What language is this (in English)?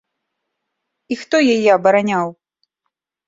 Belarusian